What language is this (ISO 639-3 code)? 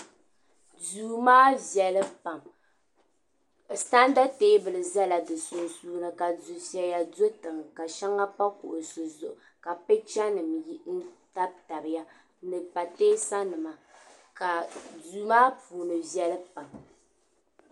dag